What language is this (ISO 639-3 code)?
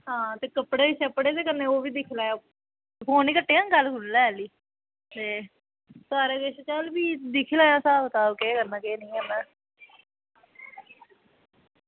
doi